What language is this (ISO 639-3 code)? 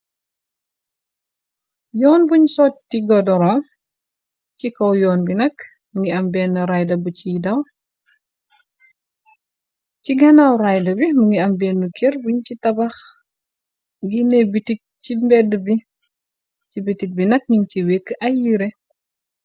wol